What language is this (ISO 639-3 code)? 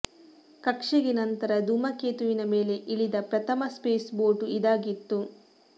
kan